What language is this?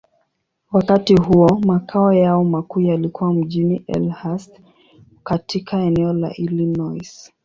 Swahili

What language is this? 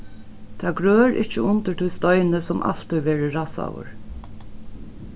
Faroese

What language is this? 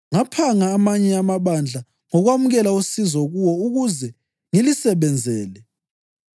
North Ndebele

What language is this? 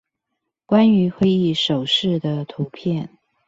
Chinese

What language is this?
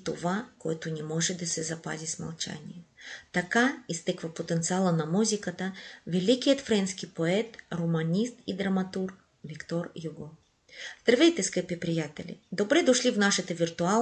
Bulgarian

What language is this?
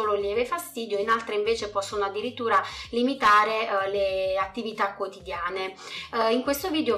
Italian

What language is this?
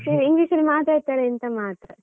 Kannada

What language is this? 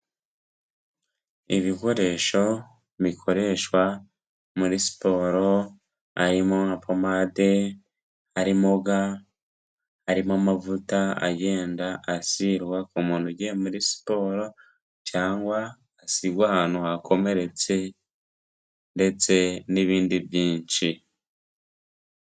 Kinyarwanda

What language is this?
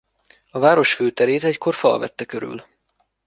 Hungarian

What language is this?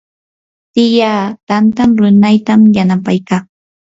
Yanahuanca Pasco Quechua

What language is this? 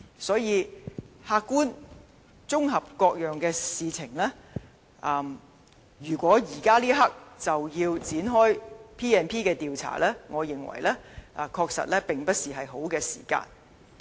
Cantonese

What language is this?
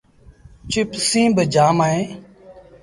Sindhi Bhil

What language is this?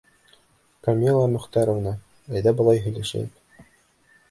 Bashkir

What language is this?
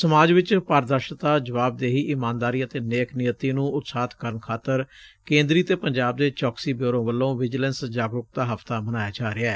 Punjabi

